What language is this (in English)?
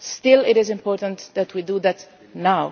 English